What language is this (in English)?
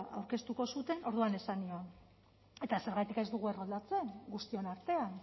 Basque